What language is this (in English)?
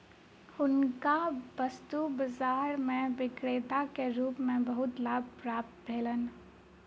Maithili